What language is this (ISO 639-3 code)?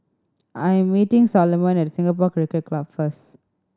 eng